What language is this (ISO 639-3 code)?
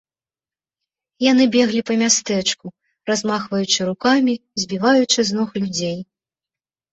bel